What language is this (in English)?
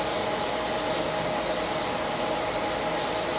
Thai